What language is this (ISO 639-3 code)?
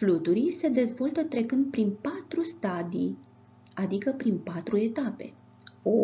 ron